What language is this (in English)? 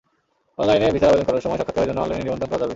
Bangla